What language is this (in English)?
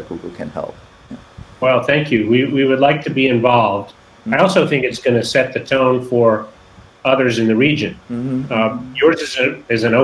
English